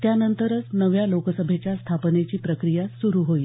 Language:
Marathi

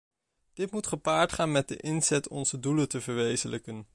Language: Dutch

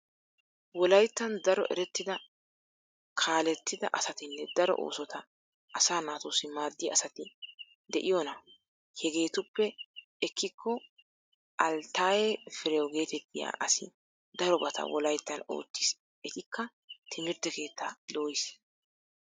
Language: Wolaytta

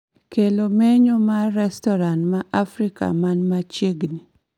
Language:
Luo (Kenya and Tanzania)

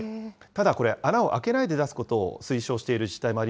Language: Japanese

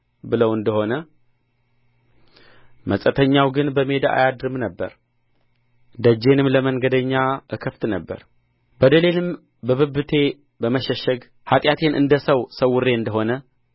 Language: Amharic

